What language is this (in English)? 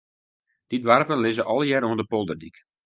Western Frisian